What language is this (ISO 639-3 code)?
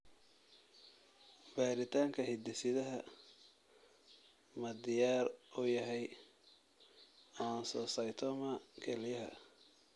som